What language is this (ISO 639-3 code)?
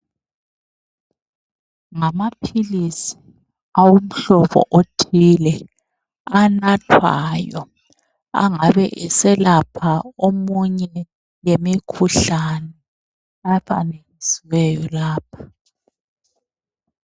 nde